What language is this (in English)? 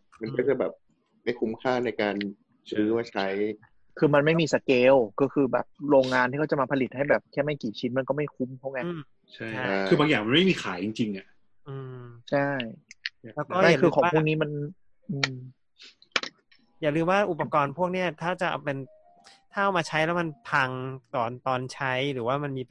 Thai